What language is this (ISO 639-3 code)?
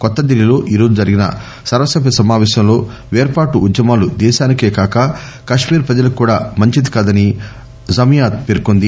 tel